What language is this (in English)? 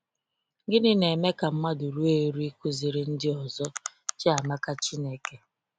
Igbo